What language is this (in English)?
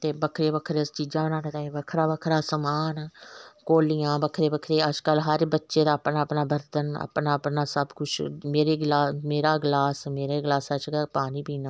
Dogri